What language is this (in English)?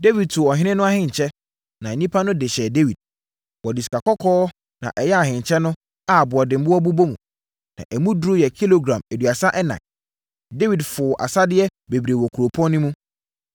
Akan